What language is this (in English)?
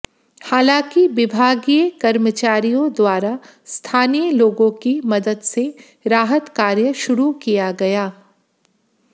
Hindi